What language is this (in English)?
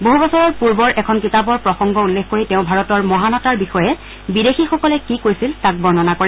Assamese